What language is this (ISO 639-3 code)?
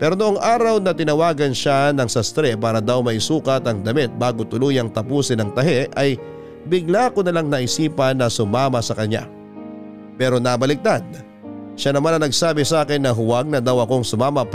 fil